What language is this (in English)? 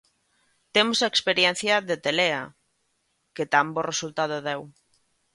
Galician